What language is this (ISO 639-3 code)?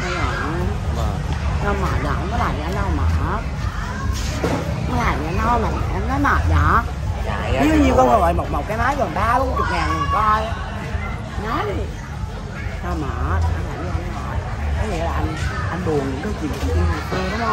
vie